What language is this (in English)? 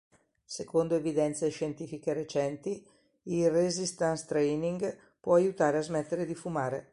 Italian